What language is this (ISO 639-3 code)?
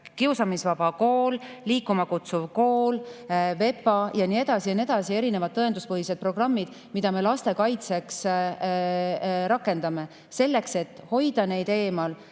est